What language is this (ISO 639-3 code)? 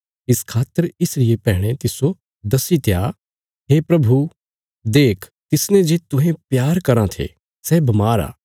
kfs